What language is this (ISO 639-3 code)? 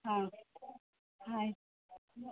kan